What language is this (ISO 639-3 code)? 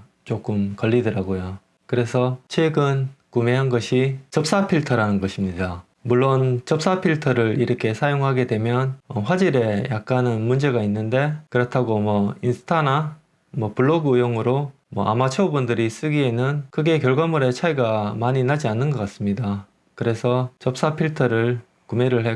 kor